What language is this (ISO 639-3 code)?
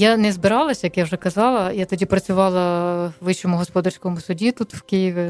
ukr